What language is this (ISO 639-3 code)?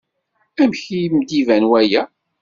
kab